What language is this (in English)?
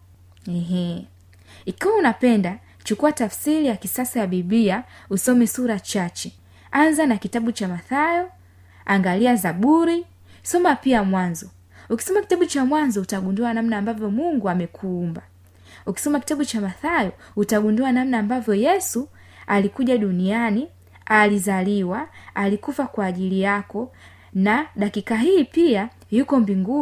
Swahili